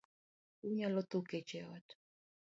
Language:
Luo (Kenya and Tanzania)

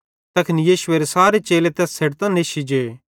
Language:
Bhadrawahi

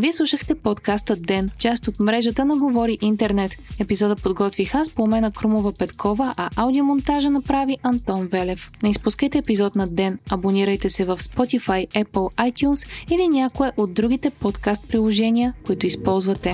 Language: Bulgarian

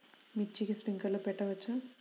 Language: Telugu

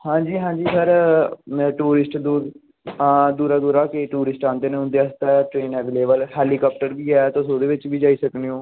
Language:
Dogri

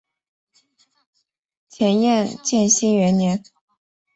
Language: Chinese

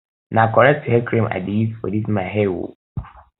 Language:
Nigerian Pidgin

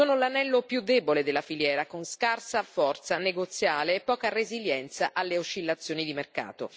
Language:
Italian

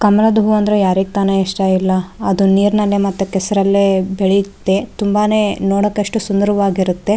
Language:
Kannada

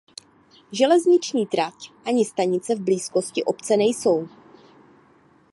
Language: Czech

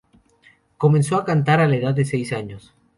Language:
Spanish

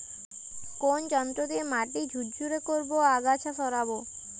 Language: Bangla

